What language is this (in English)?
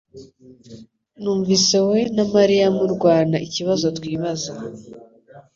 Kinyarwanda